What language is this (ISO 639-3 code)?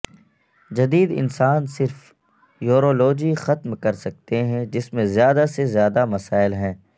urd